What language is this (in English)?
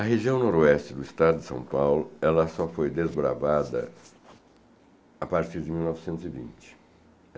Portuguese